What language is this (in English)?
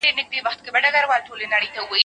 Pashto